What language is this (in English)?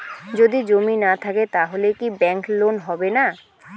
Bangla